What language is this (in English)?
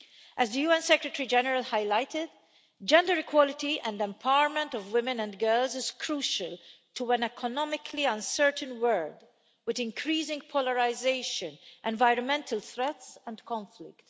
English